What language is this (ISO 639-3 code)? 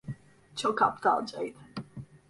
tur